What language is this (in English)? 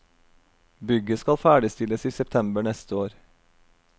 Norwegian